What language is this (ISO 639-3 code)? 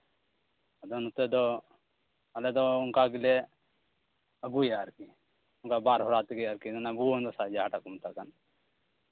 sat